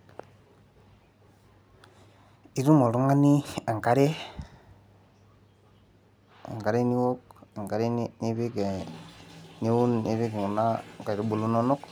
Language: Masai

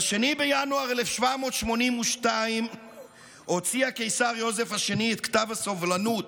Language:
Hebrew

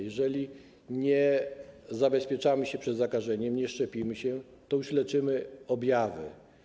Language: Polish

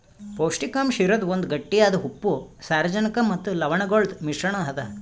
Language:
Kannada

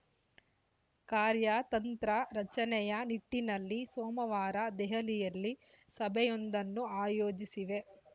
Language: Kannada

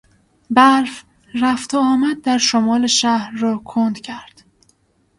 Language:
Persian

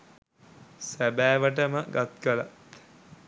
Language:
Sinhala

